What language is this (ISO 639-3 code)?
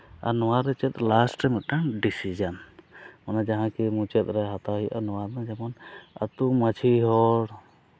sat